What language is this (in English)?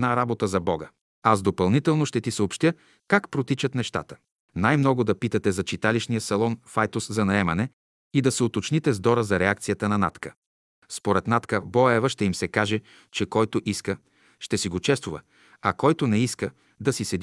Bulgarian